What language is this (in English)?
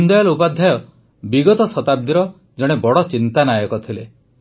Odia